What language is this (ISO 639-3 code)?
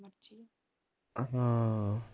pan